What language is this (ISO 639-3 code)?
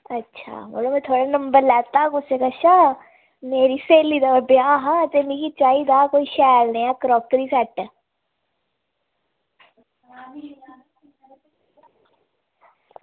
doi